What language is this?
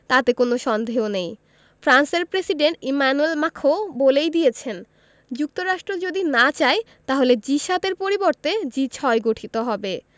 Bangla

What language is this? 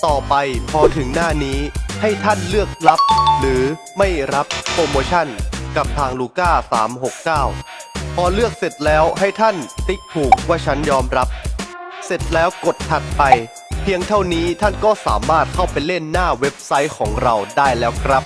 Thai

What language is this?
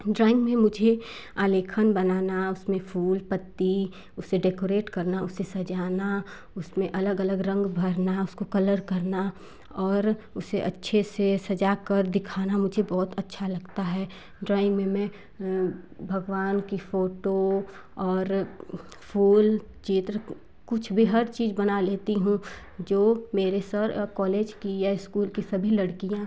Hindi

